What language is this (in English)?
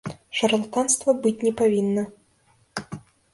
Belarusian